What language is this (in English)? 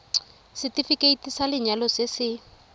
Tswana